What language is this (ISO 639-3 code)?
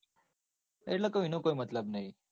guj